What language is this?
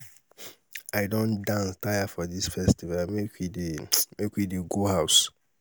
Nigerian Pidgin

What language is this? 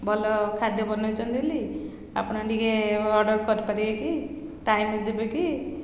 Odia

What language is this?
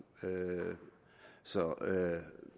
Danish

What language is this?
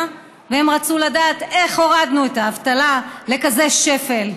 Hebrew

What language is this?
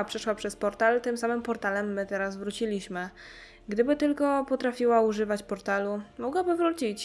Polish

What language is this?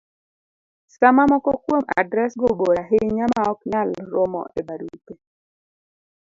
Luo (Kenya and Tanzania)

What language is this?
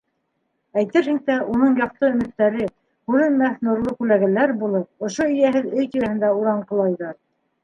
Bashkir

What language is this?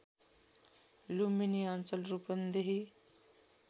Nepali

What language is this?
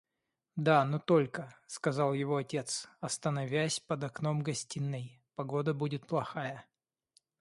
Russian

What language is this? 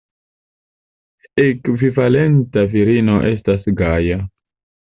Esperanto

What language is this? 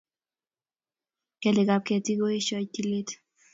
Kalenjin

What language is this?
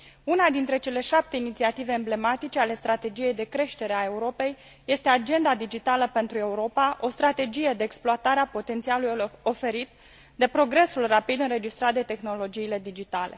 Romanian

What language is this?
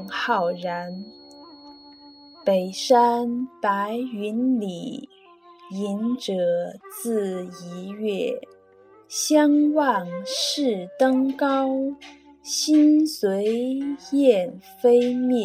Chinese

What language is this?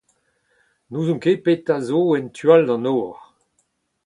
Breton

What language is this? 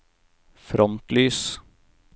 Norwegian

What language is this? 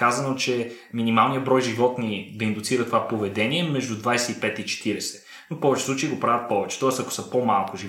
Bulgarian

